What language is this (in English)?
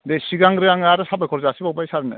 Bodo